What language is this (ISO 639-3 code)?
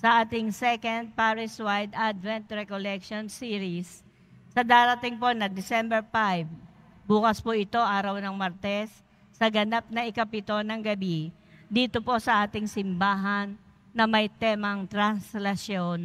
fil